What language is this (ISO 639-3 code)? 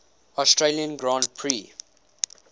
eng